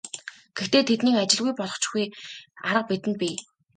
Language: Mongolian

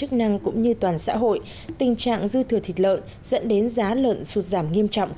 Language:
Vietnamese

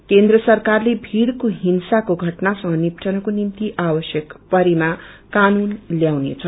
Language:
Nepali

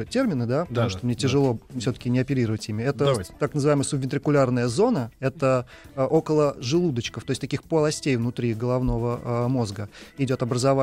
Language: Russian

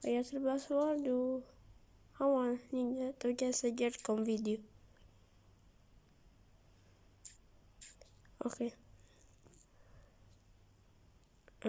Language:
Arabic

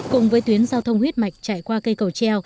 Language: Vietnamese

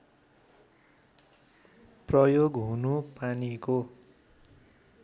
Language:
Nepali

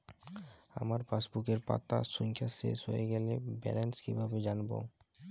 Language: Bangla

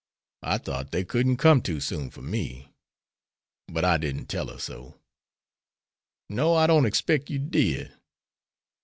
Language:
English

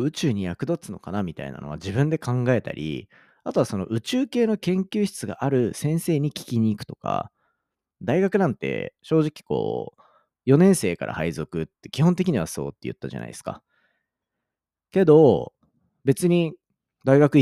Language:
Japanese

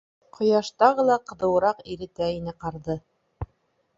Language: Bashkir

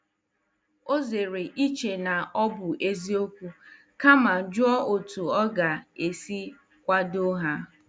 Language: Igbo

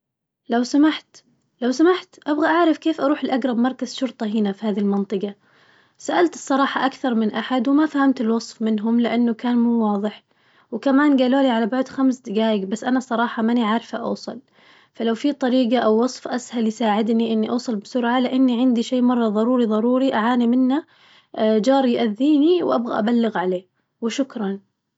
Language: Najdi Arabic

